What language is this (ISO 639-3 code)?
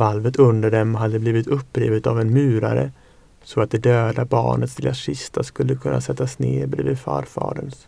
swe